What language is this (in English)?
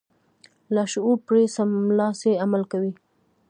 Pashto